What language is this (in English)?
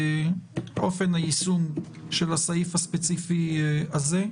Hebrew